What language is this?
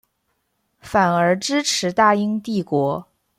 Chinese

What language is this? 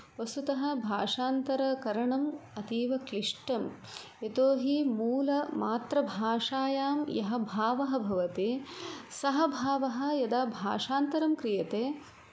Sanskrit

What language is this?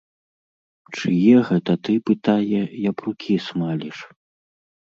Belarusian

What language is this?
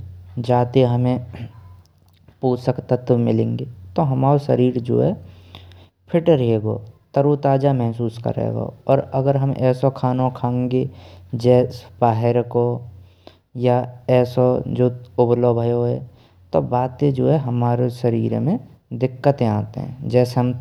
Braj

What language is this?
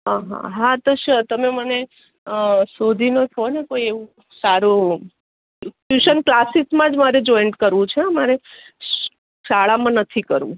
Gujarati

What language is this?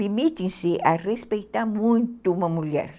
Portuguese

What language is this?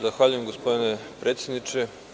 Serbian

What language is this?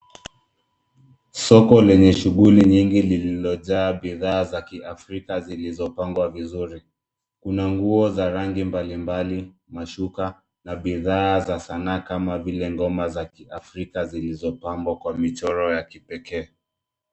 Swahili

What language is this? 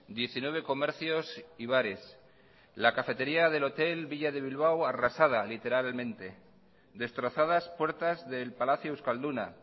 Spanish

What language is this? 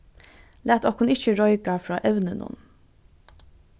Faroese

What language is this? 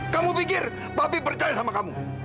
Indonesian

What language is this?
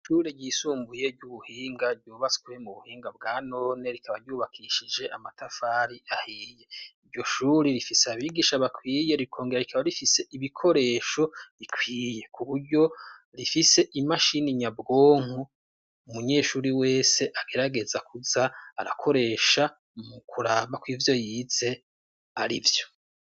Rundi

